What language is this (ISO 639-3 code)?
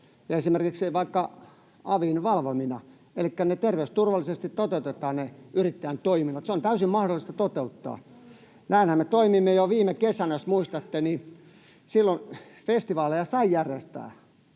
fin